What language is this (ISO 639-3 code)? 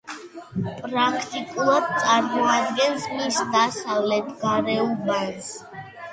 kat